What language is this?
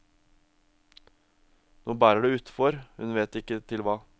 Norwegian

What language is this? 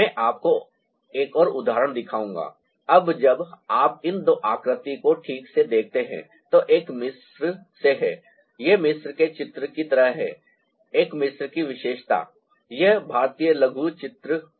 Hindi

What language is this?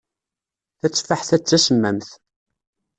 Kabyle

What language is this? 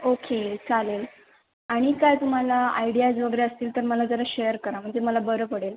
Marathi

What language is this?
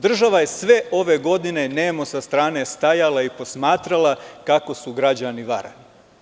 Serbian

